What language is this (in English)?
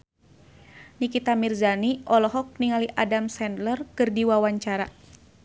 Sundanese